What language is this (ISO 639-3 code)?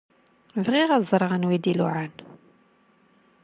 kab